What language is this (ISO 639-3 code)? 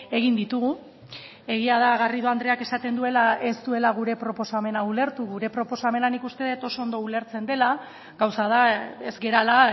eus